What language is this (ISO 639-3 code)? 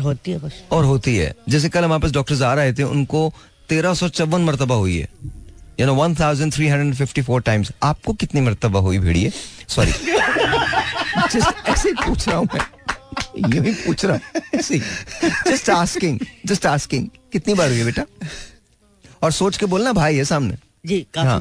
hin